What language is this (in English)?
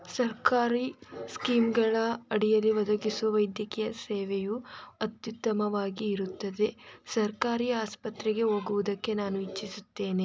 Kannada